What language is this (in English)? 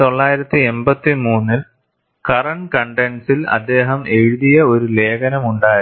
Malayalam